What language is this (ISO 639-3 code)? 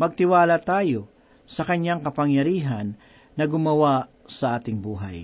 fil